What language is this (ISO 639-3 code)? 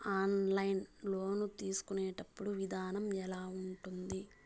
tel